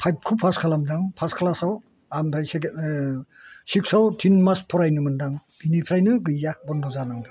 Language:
Bodo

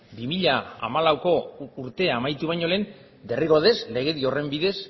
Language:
Basque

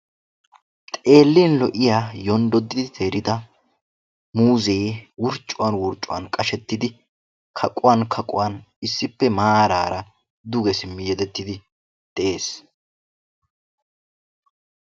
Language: Wolaytta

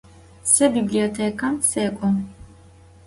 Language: Adyghe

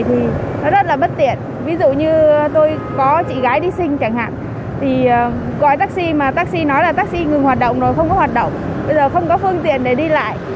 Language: Vietnamese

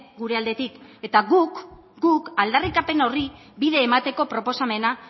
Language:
Basque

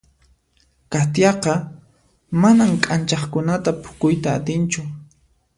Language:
Puno Quechua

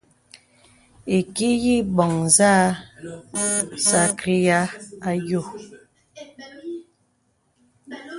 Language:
Bebele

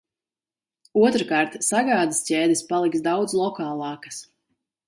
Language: Latvian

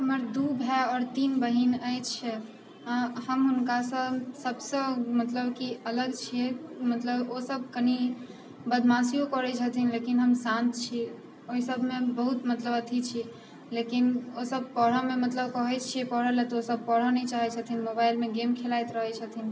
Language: Maithili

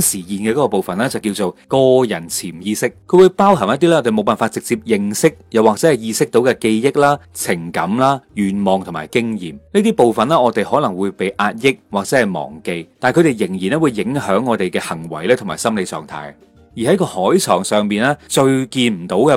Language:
Chinese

